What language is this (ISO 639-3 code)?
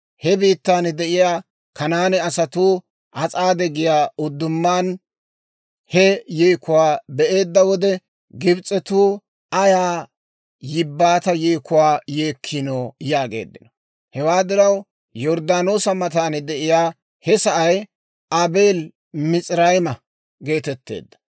dwr